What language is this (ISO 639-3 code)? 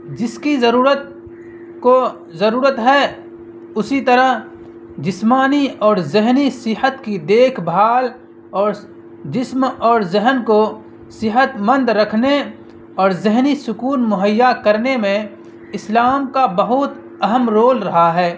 urd